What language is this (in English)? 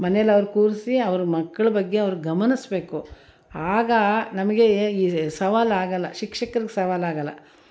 Kannada